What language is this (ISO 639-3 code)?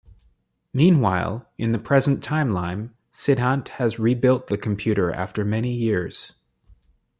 eng